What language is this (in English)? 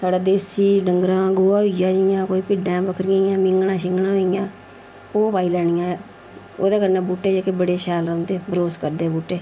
Dogri